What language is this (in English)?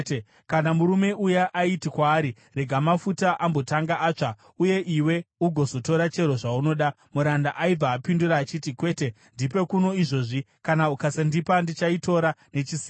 Shona